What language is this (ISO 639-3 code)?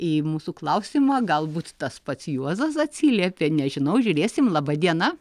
lit